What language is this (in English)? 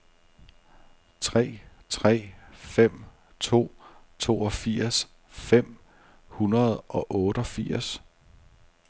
Danish